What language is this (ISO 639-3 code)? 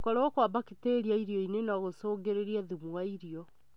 kik